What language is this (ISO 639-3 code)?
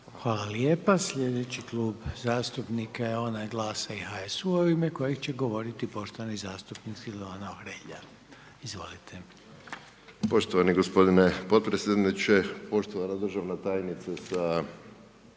hrv